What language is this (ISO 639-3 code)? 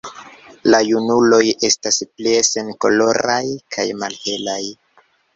epo